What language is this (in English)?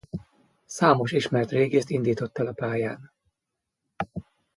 Hungarian